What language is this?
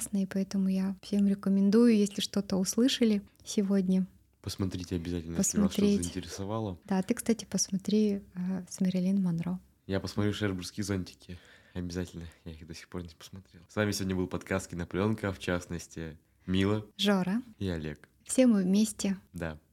Russian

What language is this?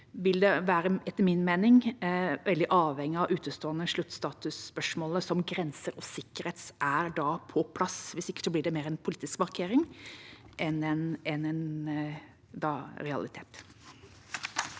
Norwegian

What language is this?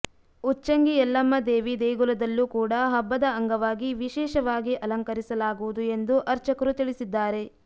Kannada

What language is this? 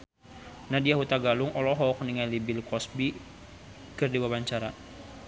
Sundanese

